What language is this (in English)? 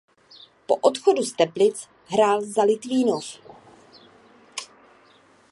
Czech